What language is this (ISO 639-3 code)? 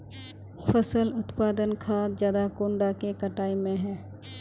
mag